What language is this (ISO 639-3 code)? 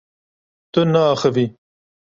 kur